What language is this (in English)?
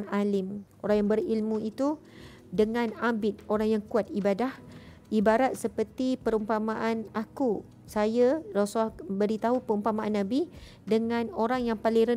Malay